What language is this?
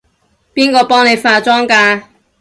Cantonese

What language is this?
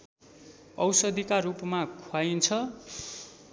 Nepali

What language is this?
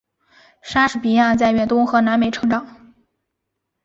Chinese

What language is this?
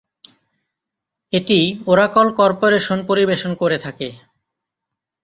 Bangla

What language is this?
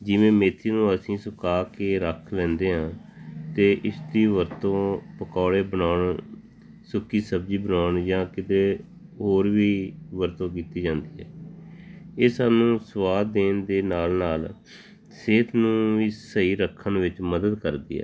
Punjabi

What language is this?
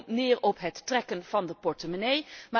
Dutch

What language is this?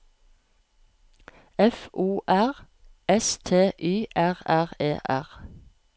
Norwegian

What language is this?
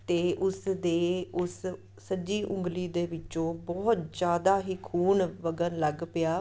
Punjabi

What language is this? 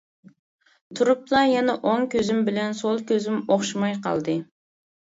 Uyghur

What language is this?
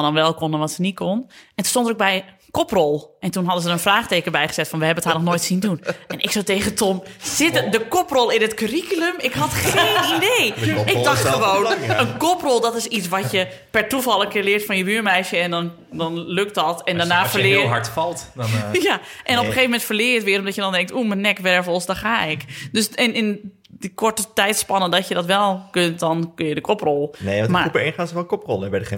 Dutch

